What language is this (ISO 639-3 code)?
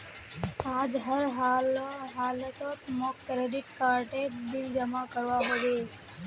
mag